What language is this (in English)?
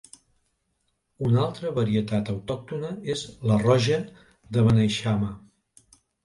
Catalan